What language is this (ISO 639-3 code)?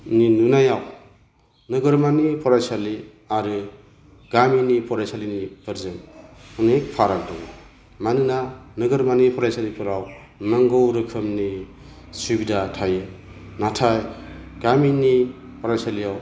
brx